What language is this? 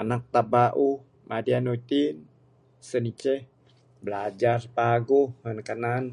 Bukar-Sadung Bidayuh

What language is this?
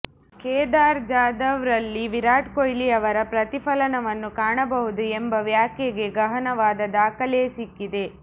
Kannada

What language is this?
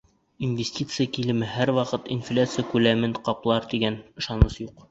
Bashkir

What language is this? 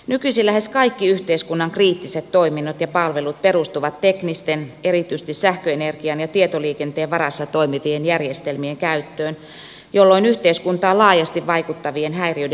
Finnish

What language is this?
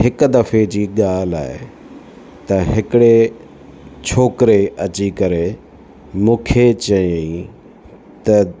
Sindhi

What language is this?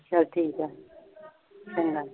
Punjabi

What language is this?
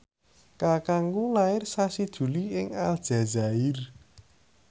Javanese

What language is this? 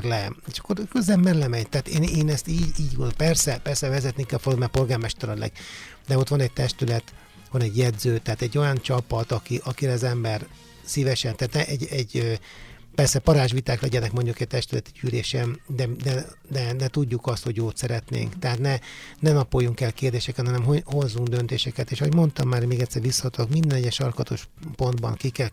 Hungarian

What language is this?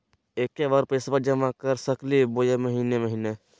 Magahi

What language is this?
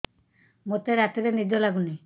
Odia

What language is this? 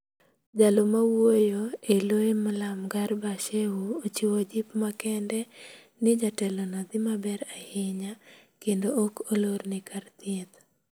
Luo (Kenya and Tanzania)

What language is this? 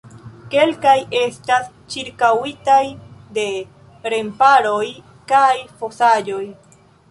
Esperanto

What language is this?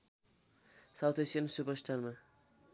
Nepali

